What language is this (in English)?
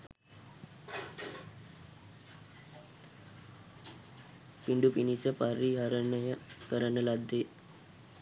Sinhala